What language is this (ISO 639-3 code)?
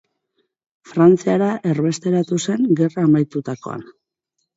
eus